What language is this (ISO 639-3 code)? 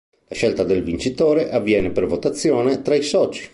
ita